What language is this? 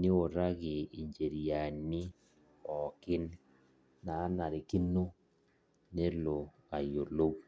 Masai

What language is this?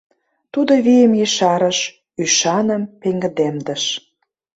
Mari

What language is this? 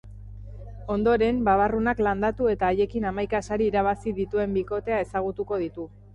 Basque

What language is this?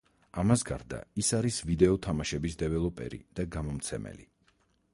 Georgian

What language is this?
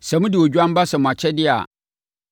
Akan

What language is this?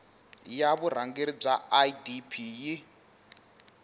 Tsonga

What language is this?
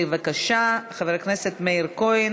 Hebrew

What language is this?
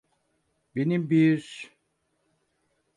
Turkish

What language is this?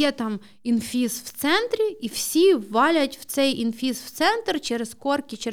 Ukrainian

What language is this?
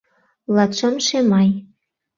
Mari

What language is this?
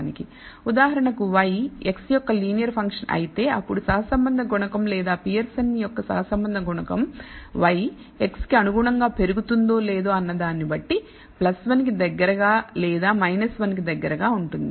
Telugu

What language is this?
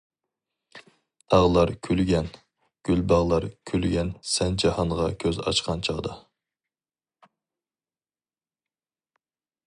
Uyghur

